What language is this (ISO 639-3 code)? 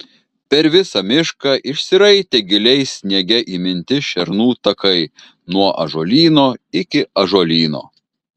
lit